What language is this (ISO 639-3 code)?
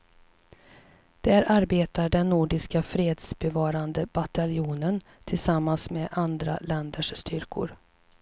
swe